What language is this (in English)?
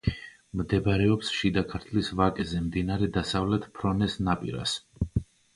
Georgian